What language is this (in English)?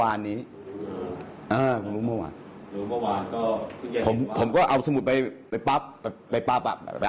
Thai